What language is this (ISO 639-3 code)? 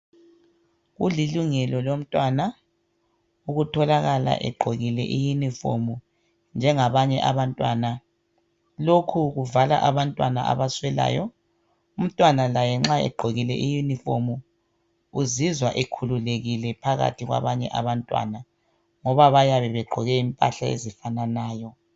nde